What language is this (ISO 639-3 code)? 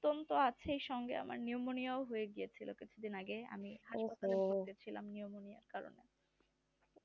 ben